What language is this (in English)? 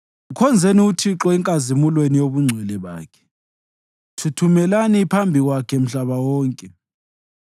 North Ndebele